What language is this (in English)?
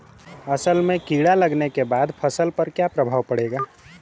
Bhojpuri